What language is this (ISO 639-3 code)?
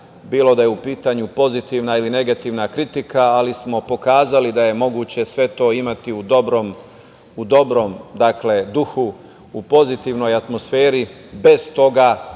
srp